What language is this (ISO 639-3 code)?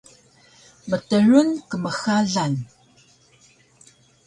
trv